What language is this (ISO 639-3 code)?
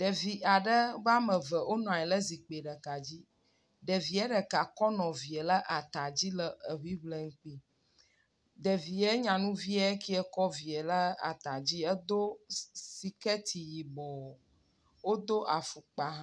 ewe